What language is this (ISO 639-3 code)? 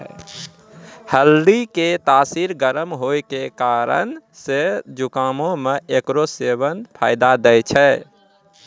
mai